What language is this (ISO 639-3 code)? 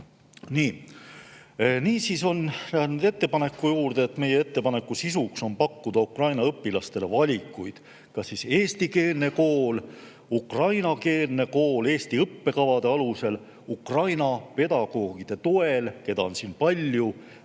est